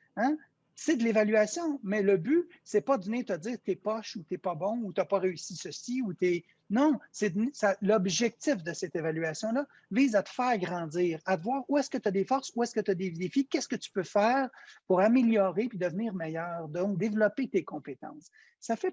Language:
French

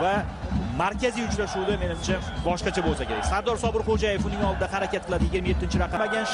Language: Turkish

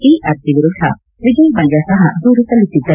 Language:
Kannada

